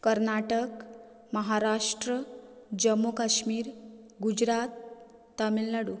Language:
Konkani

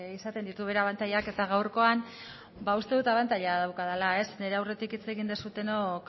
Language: Basque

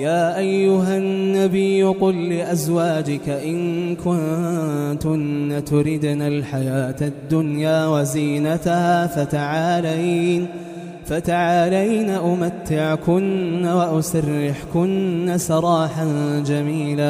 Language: Arabic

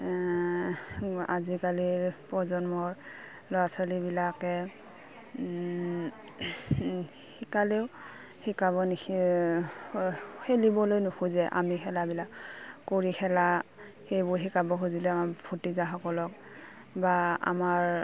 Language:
Assamese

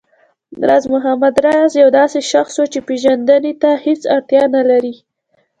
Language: Pashto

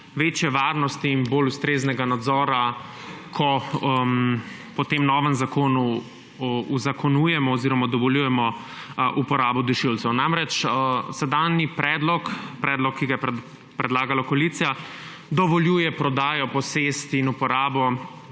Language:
Slovenian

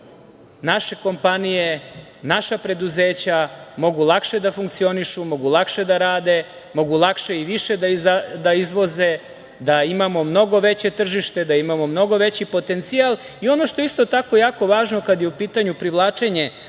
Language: Serbian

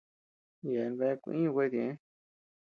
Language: Tepeuxila Cuicatec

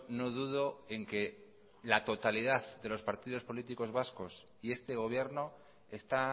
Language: Spanish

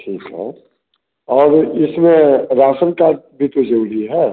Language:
Hindi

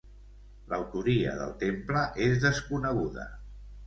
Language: Catalan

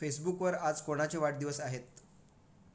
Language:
Marathi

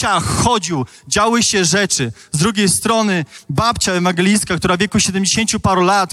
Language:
Polish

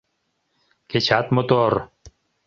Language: Mari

